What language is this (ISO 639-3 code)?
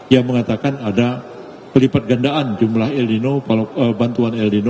ind